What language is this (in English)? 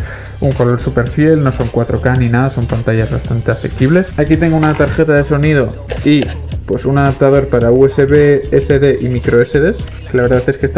Spanish